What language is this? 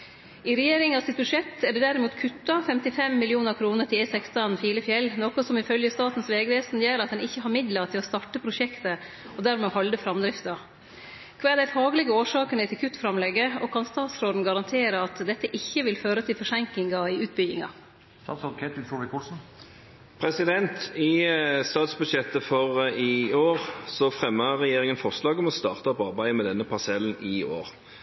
Norwegian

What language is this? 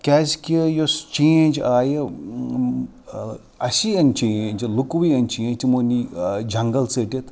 Kashmiri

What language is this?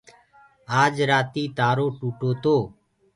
Gurgula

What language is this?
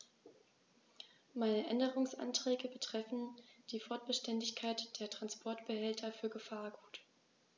German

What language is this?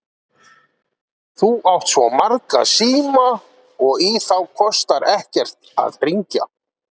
Icelandic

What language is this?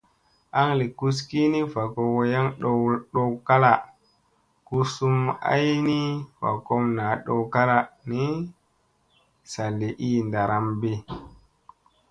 Musey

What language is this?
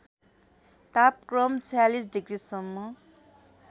Nepali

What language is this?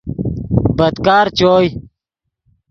Yidgha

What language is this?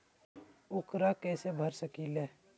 Magahi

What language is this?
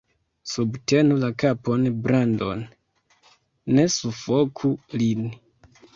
Esperanto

